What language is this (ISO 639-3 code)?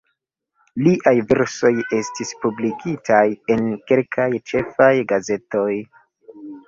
epo